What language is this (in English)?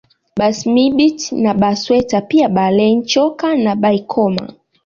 Swahili